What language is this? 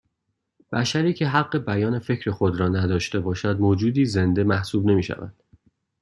Persian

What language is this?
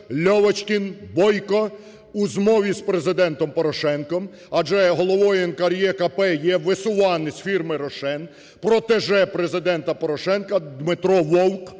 Ukrainian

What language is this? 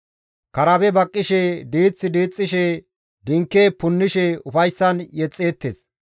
Gamo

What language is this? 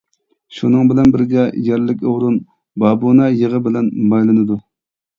Uyghur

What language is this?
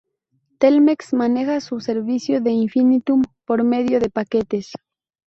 Spanish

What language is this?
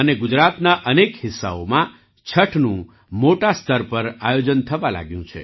Gujarati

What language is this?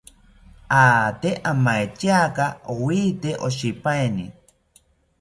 South Ucayali Ashéninka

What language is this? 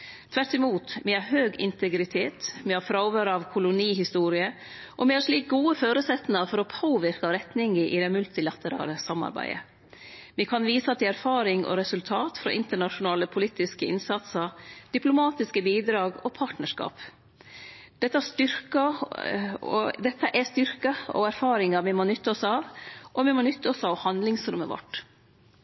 Norwegian Nynorsk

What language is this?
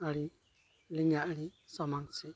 Santali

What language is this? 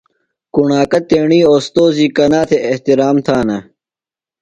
Phalura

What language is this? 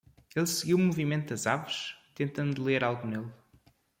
Portuguese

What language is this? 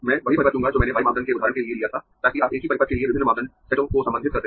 Hindi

